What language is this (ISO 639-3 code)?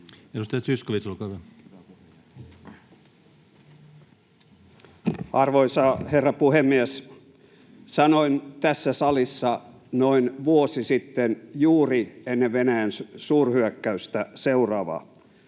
fin